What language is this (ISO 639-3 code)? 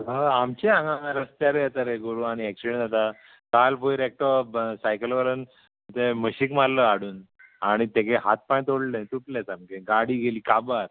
kok